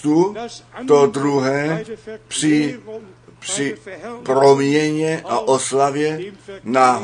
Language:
Czech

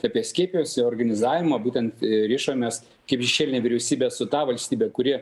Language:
Lithuanian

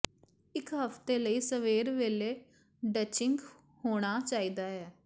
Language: Punjabi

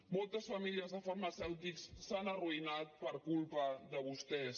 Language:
Catalan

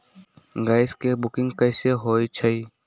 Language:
Magahi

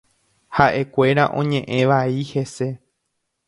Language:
Guarani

